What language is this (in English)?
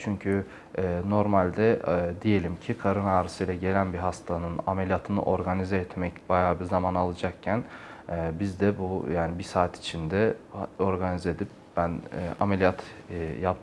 Turkish